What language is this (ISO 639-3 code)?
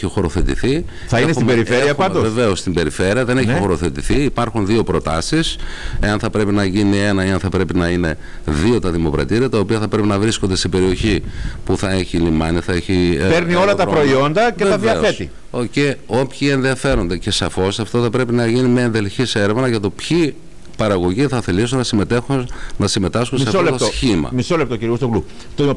ell